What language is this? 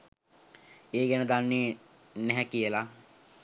Sinhala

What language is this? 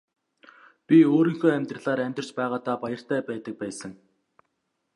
Mongolian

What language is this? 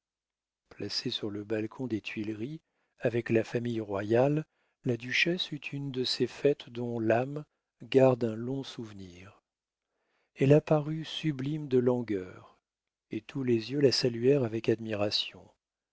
French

